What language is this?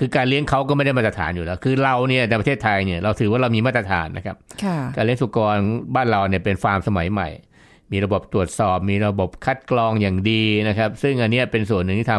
Thai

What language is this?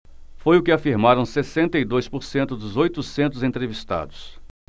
Portuguese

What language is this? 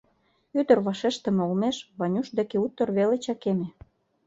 Mari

